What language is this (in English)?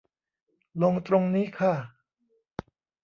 Thai